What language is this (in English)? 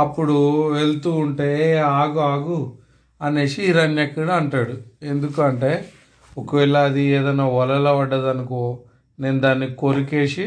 Telugu